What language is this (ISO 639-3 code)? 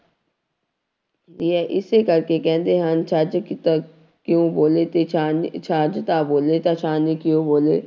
pan